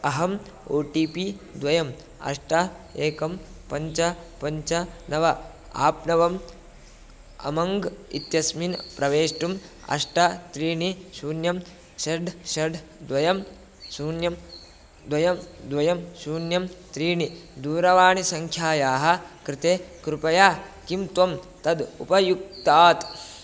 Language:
Sanskrit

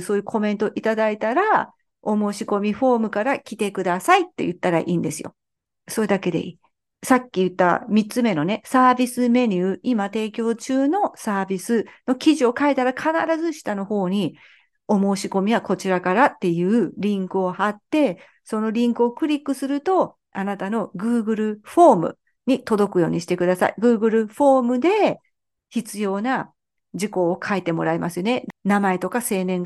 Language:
Japanese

